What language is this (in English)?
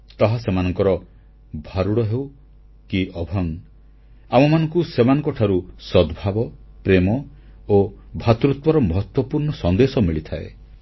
Odia